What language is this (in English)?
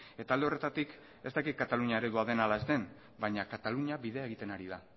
Basque